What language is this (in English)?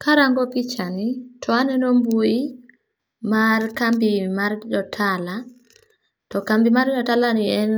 Luo (Kenya and Tanzania)